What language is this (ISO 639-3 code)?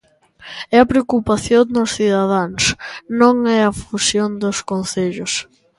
glg